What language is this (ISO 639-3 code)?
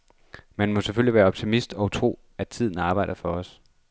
dan